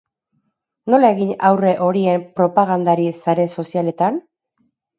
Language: Basque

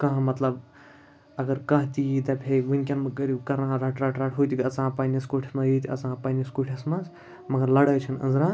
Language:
Kashmiri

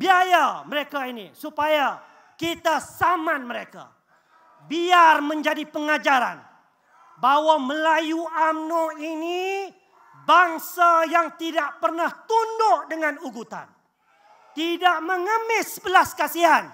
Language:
Malay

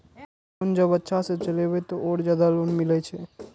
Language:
Maithili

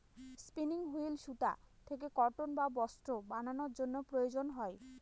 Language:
Bangla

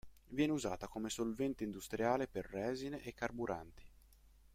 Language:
Italian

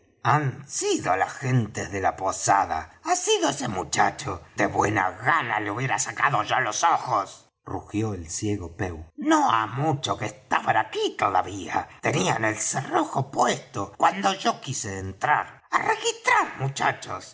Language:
Spanish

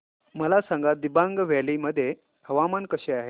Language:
Marathi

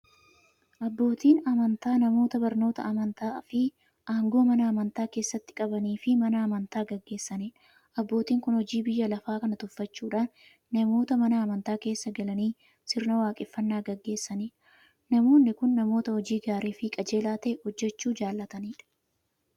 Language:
Oromo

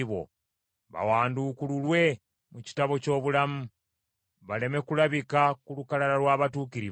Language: Ganda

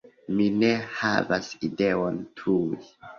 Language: Esperanto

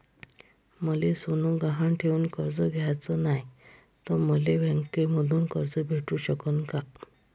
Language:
Marathi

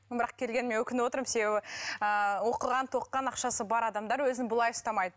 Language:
Kazakh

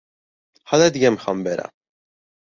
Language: Persian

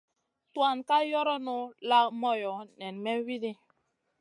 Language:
Masana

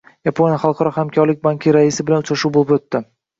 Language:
Uzbek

